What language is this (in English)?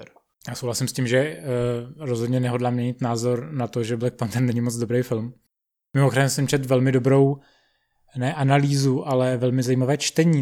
Czech